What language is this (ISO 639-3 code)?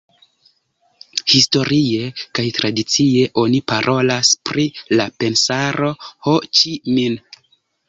epo